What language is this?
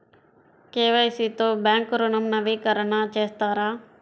Telugu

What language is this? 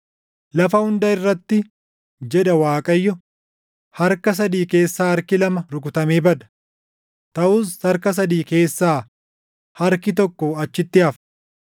Oromo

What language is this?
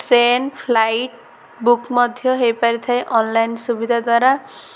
Odia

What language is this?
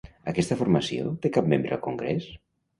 Catalan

